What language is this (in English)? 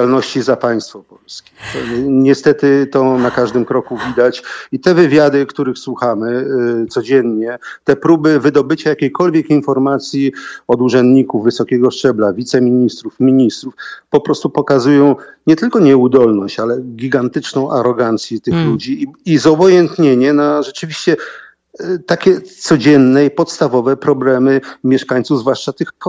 Polish